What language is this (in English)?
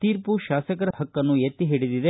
Kannada